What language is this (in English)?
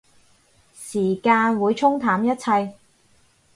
Cantonese